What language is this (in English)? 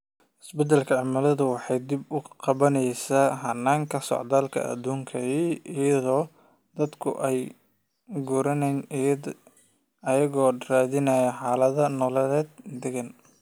Somali